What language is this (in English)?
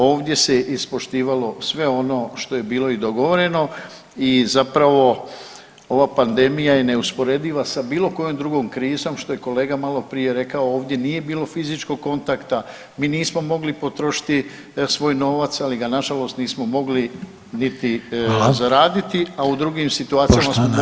Croatian